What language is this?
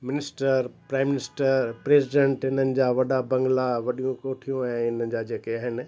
Sindhi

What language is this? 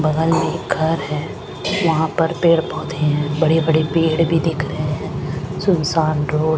Hindi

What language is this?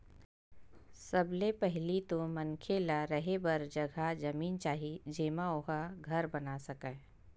Chhattisgarhi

